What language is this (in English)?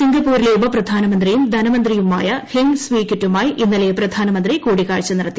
Malayalam